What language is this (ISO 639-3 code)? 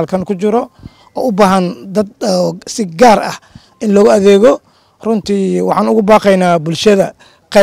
ara